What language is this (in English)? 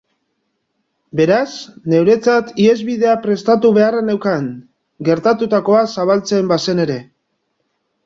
Basque